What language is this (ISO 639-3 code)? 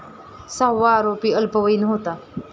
mar